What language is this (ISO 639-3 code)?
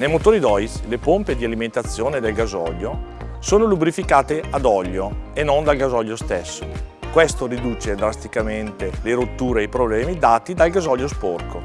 ita